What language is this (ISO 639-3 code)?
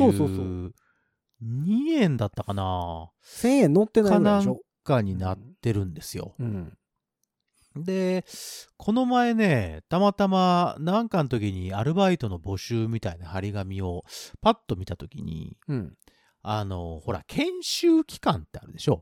jpn